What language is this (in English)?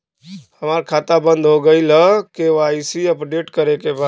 Bhojpuri